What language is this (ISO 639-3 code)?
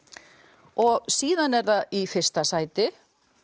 isl